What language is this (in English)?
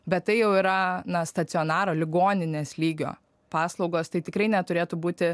Lithuanian